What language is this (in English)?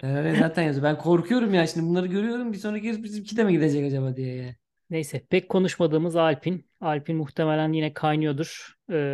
Turkish